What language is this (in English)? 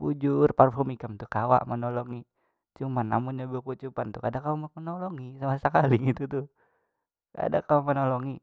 Banjar